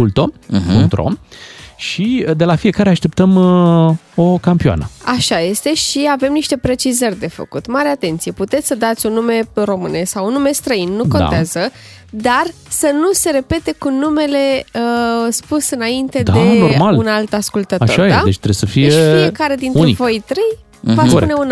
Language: Romanian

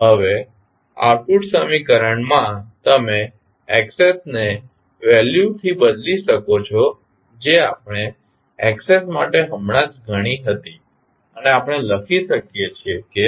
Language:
Gujarati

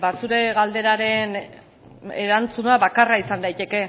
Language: Basque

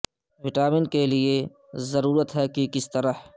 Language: Urdu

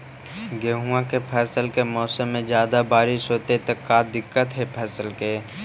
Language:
Magahi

